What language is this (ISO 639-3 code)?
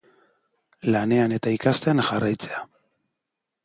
eus